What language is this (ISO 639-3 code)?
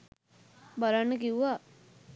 sin